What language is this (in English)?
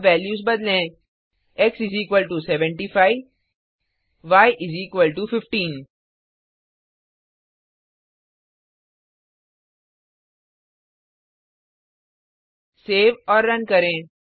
Hindi